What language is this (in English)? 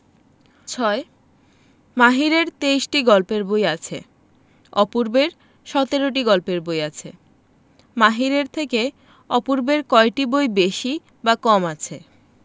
Bangla